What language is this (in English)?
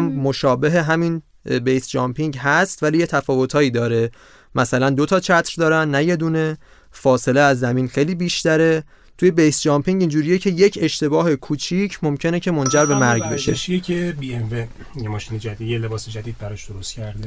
Persian